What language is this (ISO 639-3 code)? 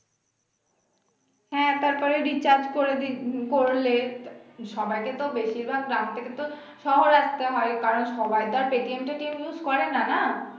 ben